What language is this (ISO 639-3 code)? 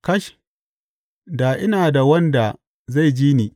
hau